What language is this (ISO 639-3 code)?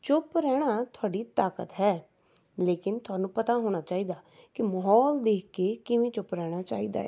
pan